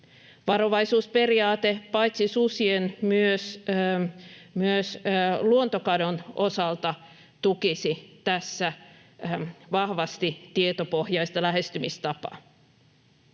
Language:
Finnish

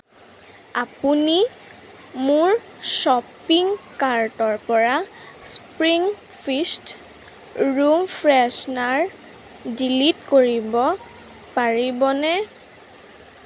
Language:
Assamese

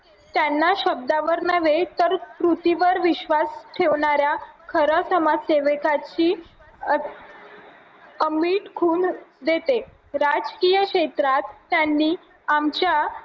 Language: Marathi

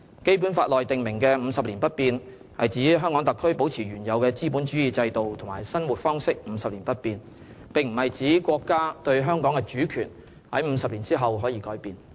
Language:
Cantonese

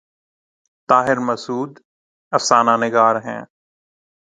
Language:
Urdu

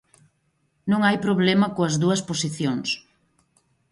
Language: Galician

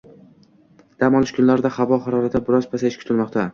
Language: Uzbek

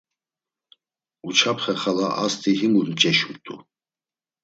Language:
Laz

